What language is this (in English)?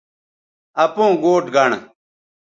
Bateri